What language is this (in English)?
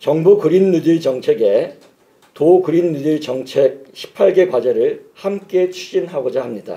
Korean